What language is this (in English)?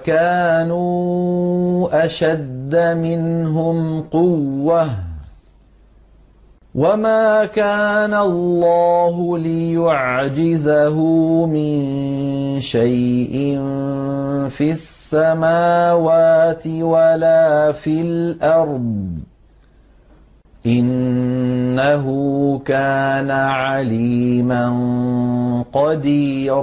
Arabic